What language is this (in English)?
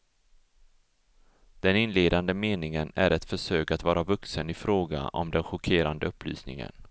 Swedish